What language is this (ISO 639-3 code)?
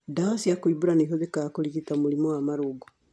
kik